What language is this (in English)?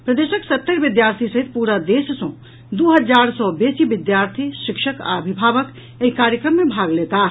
Maithili